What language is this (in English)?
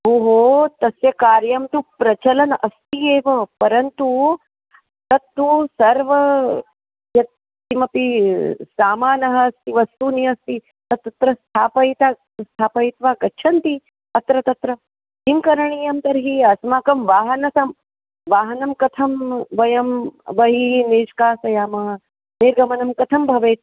Sanskrit